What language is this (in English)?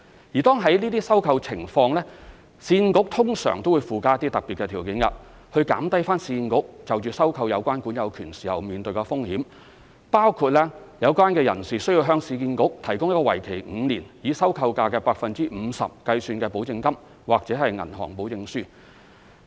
Cantonese